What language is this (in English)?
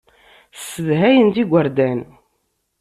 Kabyle